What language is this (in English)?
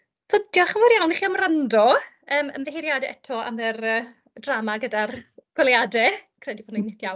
Welsh